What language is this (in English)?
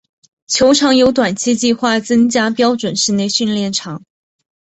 Chinese